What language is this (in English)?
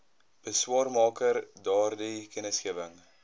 Afrikaans